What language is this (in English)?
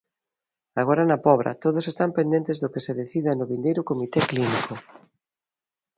Galician